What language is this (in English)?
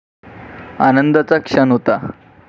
Marathi